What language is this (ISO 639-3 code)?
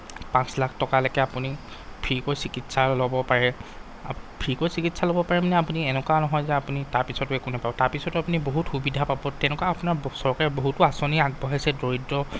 asm